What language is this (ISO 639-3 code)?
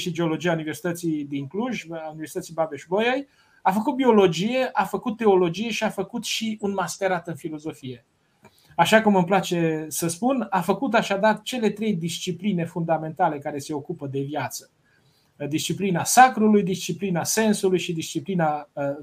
ron